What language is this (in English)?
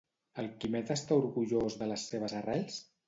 Catalan